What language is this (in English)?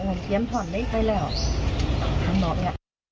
Thai